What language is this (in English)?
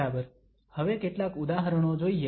Gujarati